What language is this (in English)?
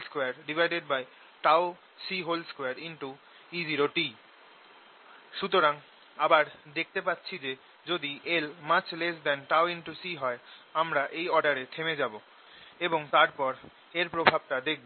Bangla